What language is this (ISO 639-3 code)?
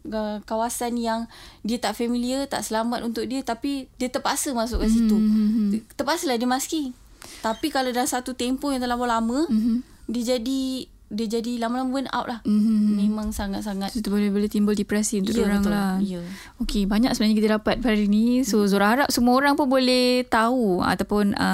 msa